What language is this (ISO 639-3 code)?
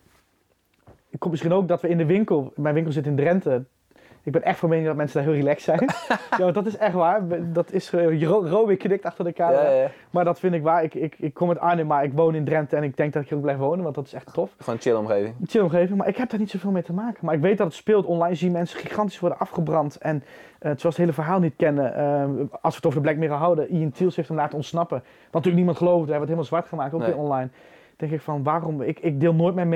nld